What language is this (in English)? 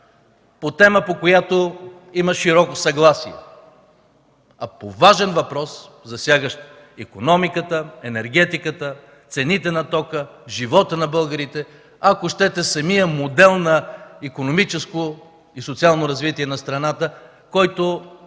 Bulgarian